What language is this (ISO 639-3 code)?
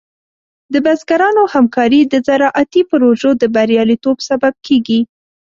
pus